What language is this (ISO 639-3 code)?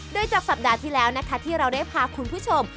tha